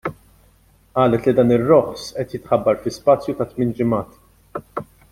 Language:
Maltese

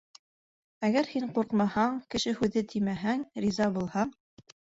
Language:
Bashkir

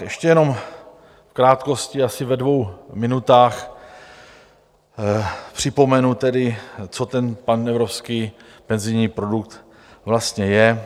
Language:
Czech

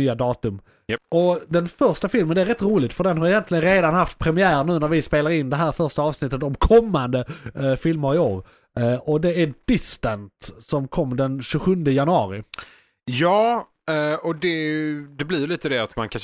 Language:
Swedish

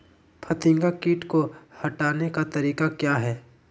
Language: Magahi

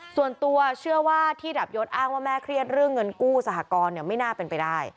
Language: Thai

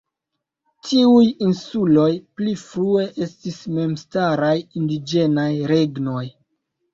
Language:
Esperanto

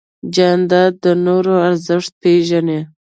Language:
Pashto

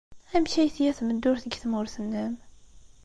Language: Kabyle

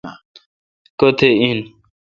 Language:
Kalkoti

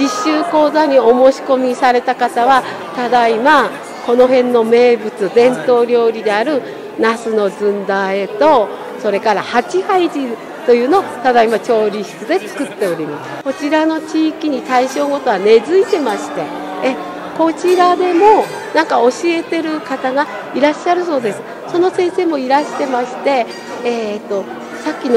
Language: Japanese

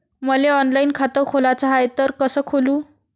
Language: Marathi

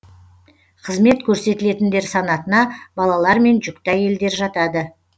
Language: Kazakh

